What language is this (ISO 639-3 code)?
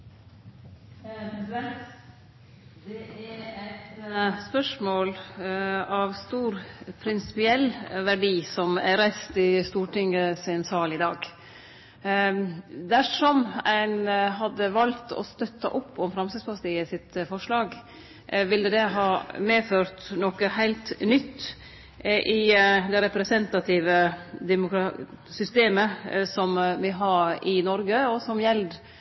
nor